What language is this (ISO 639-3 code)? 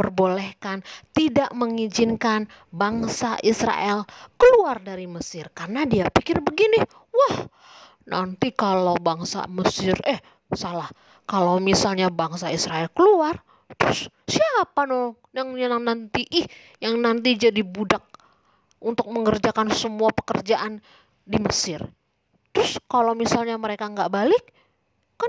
ind